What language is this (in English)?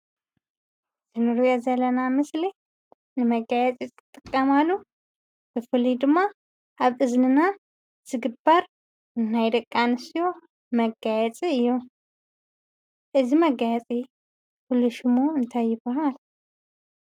Tigrinya